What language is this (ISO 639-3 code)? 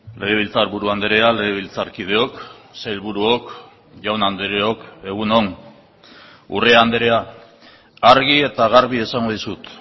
eus